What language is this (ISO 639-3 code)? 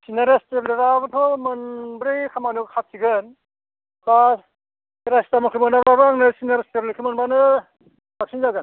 brx